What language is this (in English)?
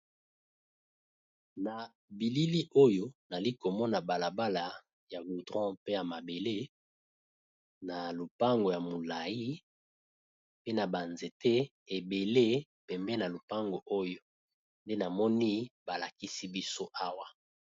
Lingala